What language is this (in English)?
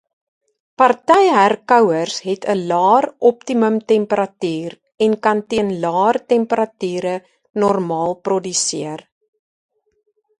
Afrikaans